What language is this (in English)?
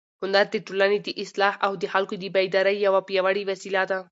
Pashto